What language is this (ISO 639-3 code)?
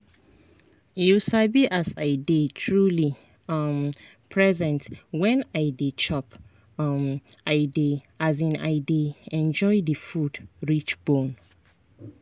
pcm